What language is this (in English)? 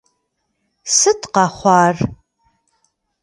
Kabardian